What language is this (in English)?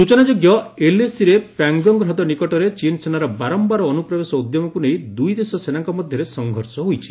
Odia